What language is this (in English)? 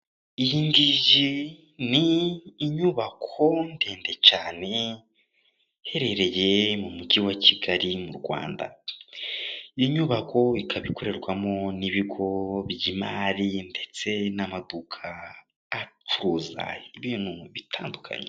Kinyarwanda